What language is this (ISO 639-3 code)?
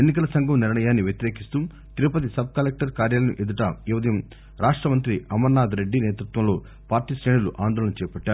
tel